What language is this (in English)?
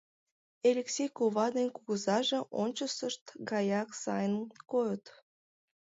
Mari